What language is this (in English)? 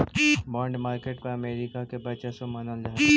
Magahi